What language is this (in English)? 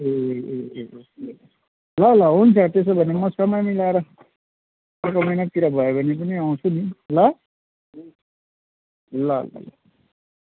Nepali